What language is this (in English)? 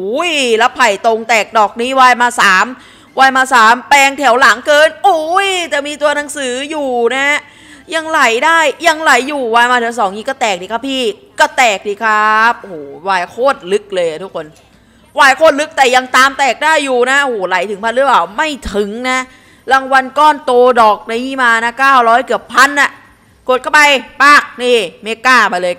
Thai